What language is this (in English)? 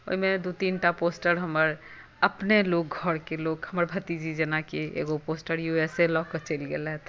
Maithili